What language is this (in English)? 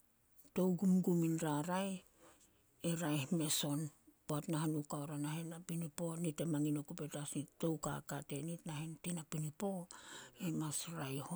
Solos